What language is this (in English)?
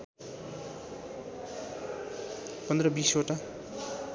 Nepali